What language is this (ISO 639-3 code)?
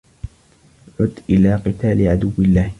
ara